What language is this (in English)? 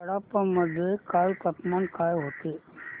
Marathi